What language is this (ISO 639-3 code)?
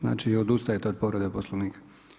hrv